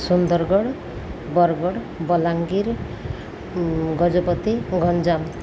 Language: Odia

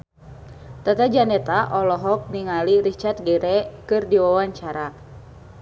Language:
Sundanese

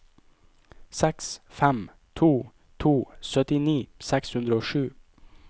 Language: Norwegian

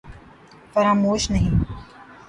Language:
Urdu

